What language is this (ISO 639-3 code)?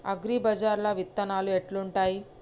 tel